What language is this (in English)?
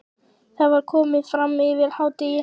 Icelandic